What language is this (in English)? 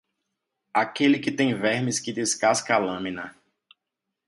Portuguese